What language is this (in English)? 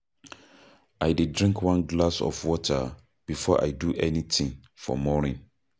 Nigerian Pidgin